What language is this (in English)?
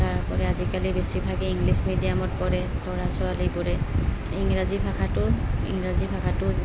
Assamese